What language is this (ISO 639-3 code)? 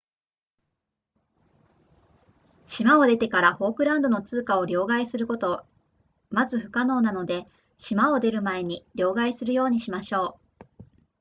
jpn